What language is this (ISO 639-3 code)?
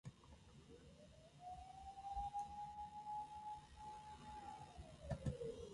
jpn